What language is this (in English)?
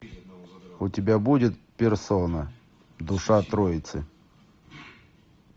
Russian